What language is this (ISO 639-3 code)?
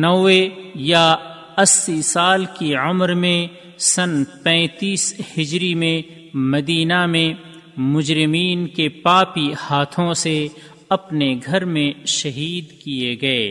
urd